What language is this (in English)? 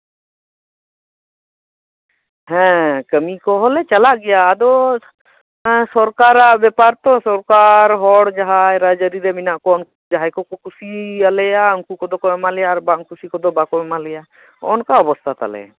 Santali